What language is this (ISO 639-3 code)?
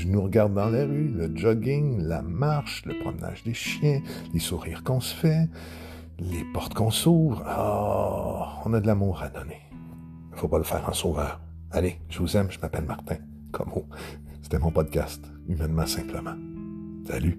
fra